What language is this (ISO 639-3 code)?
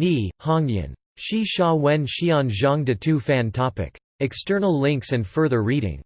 eng